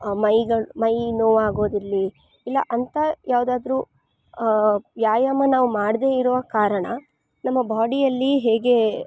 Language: Kannada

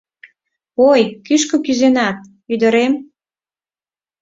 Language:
Mari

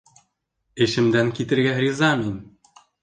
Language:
Bashkir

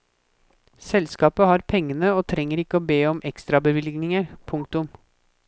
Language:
Norwegian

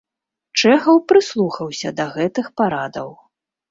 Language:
Belarusian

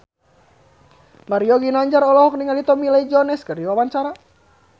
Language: Sundanese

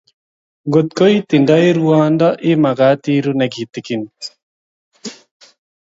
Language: Kalenjin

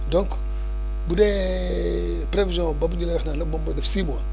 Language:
Wolof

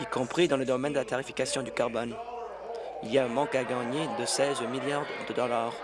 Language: French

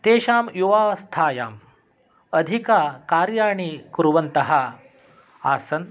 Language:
Sanskrit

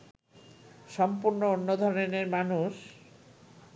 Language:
Bangla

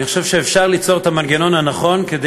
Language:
Hebrew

